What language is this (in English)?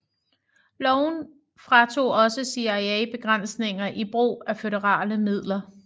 Danish